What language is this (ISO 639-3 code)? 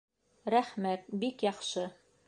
bak